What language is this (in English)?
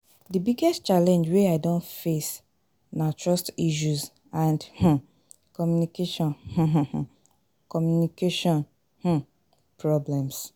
Nigerian Pidgin